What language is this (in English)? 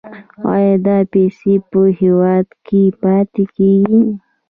Pashto